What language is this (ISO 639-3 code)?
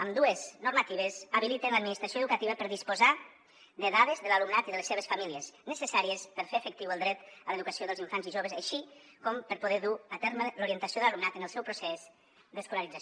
cat